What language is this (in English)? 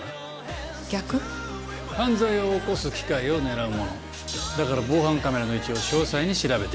Japanese